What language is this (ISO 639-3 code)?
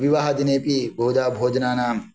san